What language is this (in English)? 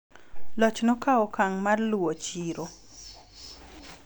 Luo (Kenya and Tanzania)